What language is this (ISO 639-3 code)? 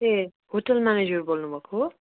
nep